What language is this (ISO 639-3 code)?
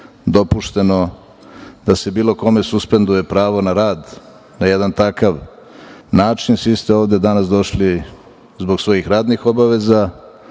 srp